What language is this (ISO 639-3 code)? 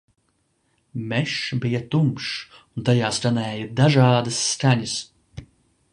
lav